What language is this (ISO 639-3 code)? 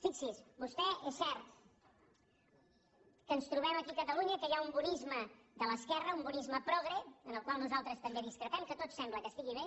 cat